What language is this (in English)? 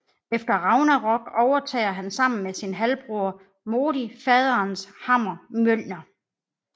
Danish